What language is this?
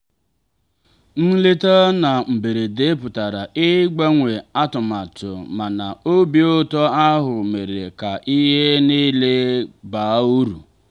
Igbo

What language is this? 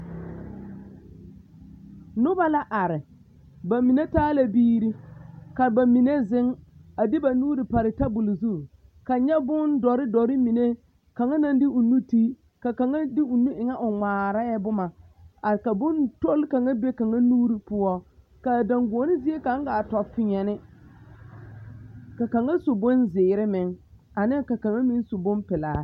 Southern Dagaare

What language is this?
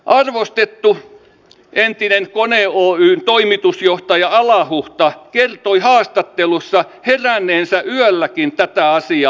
Finnish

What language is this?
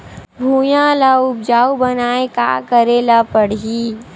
Chhattisgarhi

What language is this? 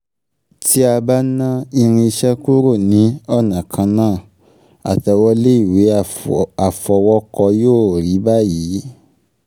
Yoruba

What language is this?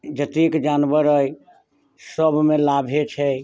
Maithili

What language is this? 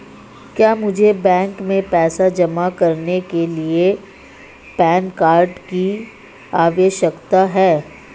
Hindi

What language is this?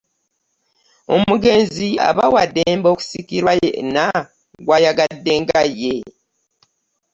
Ganda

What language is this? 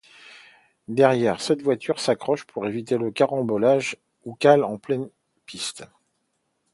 French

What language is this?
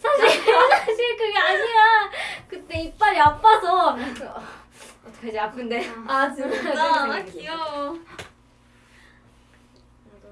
Korean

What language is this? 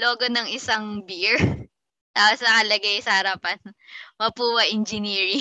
Filipino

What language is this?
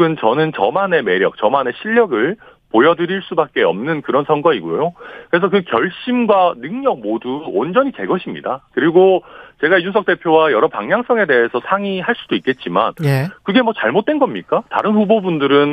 Korean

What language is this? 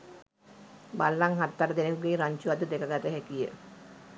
Sinhala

